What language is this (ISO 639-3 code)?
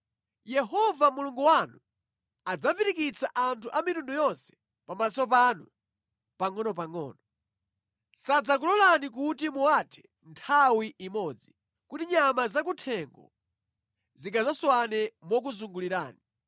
nya